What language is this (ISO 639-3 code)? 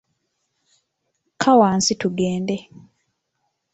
lug